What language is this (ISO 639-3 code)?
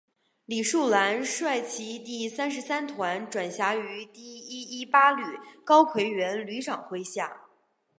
zho